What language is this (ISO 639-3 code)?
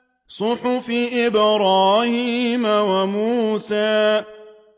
ara